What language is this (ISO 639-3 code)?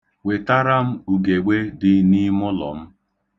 ibo